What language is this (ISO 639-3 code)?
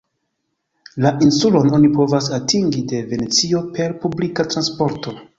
epo